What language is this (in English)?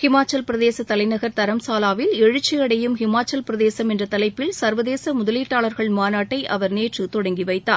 Tamil